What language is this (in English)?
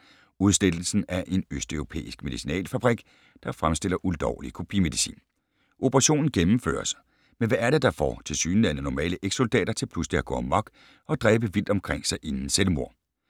Danish